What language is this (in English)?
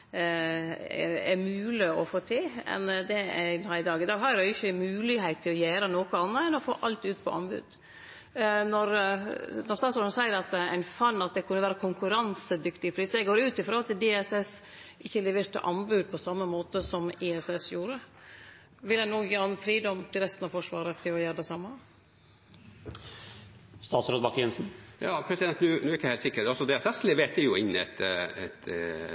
Norwegian